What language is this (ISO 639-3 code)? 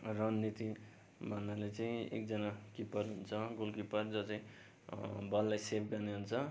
nep